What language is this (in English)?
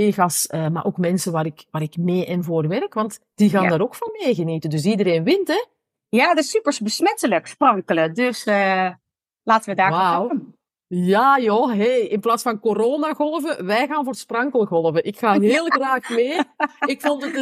Dutch